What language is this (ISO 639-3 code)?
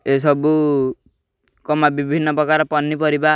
ori